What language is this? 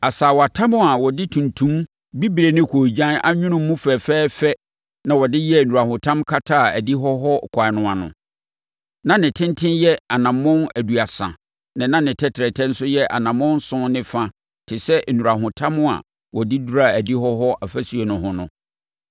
Akan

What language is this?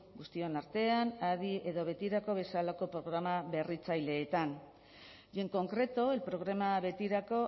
Basque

